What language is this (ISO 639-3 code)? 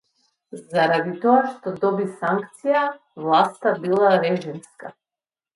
mkd